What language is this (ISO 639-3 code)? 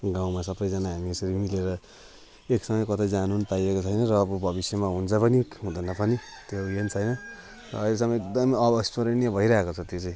nep